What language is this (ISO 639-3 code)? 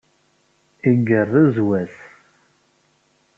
kab